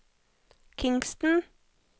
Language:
Norwegian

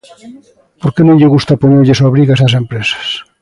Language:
Galician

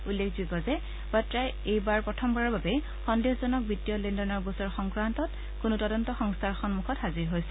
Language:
Assamese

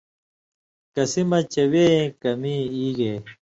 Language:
Indus Kohistani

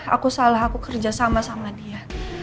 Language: Indonesian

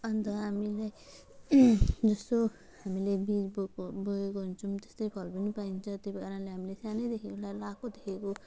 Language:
Nepali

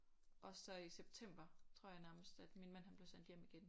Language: Danish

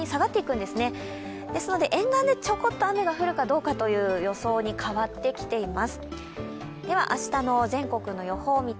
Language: Japanese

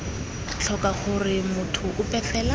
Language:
Tswana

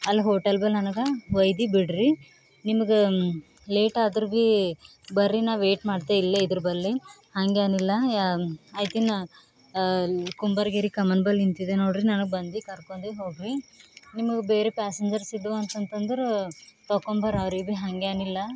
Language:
Kannada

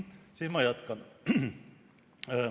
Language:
Estonian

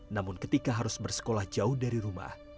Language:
Indonesian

